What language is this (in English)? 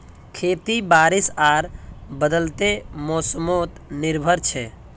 Magahi